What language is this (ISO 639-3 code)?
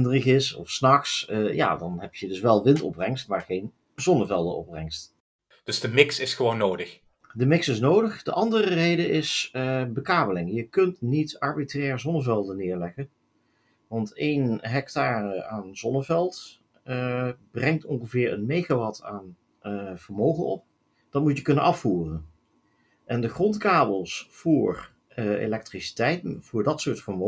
nld